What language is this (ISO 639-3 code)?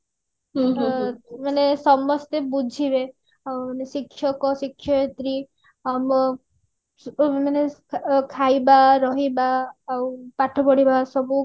ori